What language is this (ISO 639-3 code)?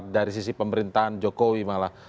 ind